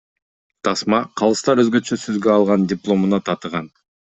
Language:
Kyrgyz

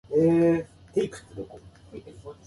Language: Japanese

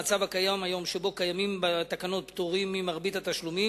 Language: Hebrew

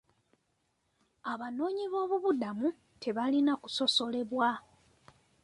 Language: Ganda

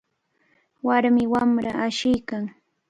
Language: Cajatambo North Lima Quechua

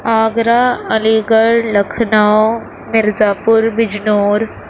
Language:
Urdu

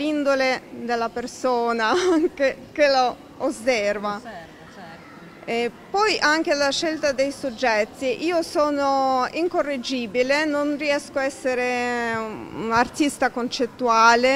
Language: Italian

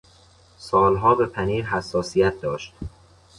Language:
Persian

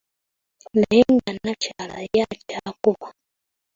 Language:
Ganda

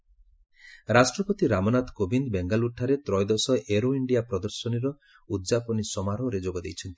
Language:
Odia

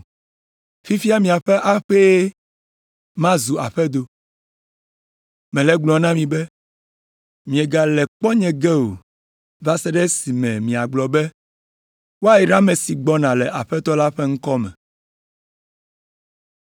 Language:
Ewe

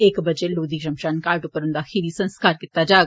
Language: Dogri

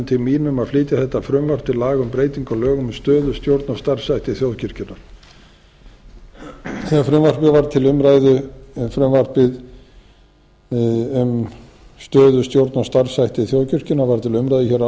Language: Icelandic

